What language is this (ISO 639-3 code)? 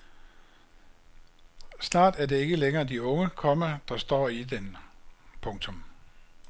dan